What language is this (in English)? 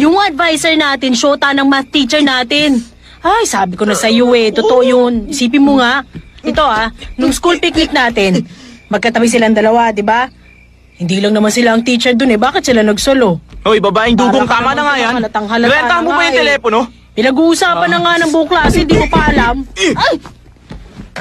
Filipino